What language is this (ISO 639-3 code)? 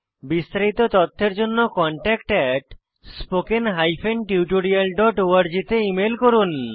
ben